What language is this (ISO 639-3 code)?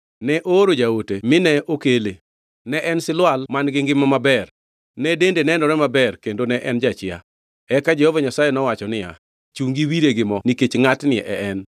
luo